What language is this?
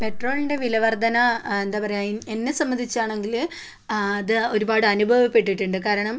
Malayalam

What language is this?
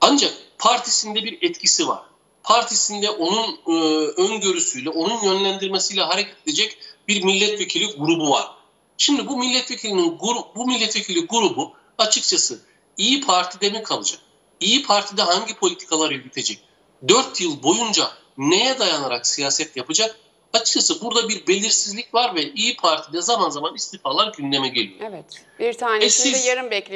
Turkish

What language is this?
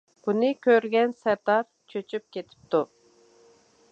Uyghur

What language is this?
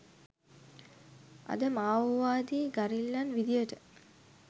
Sinhala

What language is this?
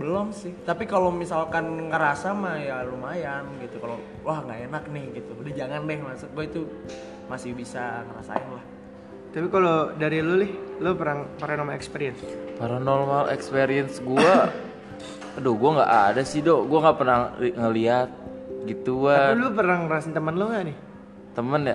Indonesian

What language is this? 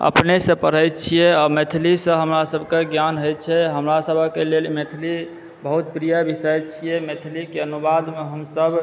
Maithili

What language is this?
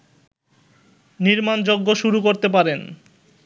Bangla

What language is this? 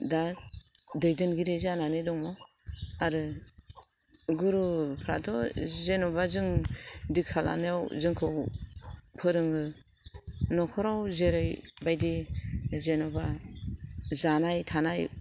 Bodo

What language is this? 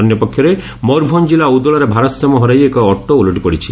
Odia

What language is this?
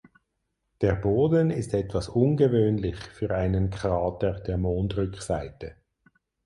German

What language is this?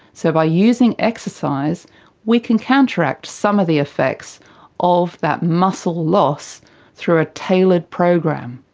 English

